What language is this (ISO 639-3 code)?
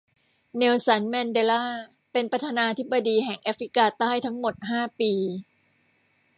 tha